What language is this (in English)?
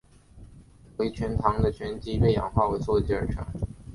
Chinese